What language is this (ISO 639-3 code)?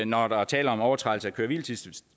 dan